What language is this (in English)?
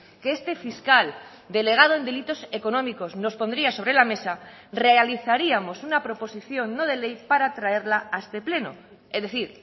Spanish